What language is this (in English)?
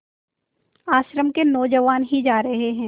Hindi